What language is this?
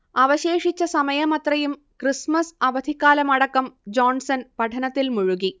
Malayalam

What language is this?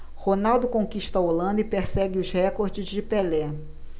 Portuguese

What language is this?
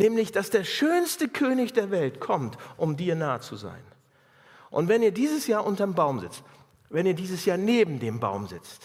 German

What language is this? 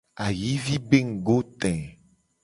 Gen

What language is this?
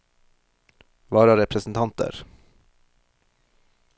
Norwegian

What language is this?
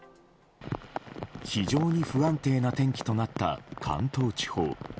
Japanese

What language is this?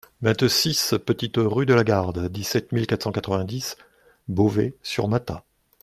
French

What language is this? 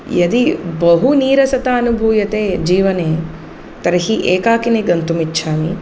Sanskrit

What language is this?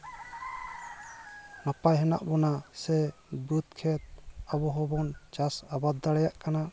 Santali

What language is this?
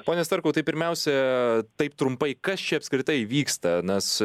Lithuanian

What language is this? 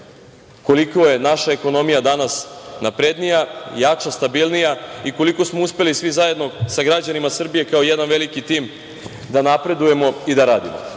Serbian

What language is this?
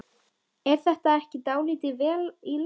Icelandic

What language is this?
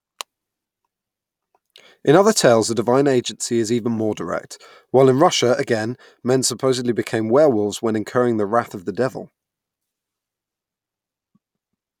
English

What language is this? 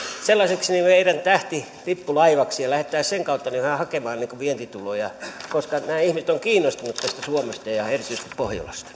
Finnish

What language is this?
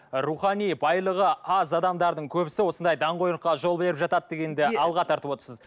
Kazakh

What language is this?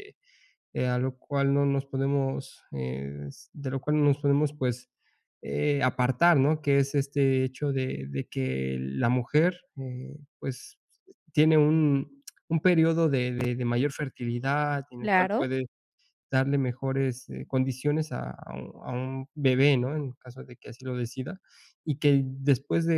Spanish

